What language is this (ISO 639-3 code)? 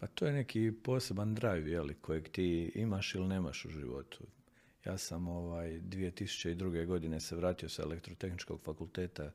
hrv